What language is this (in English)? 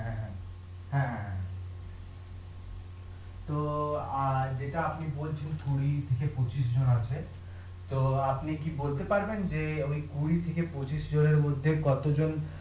Bangla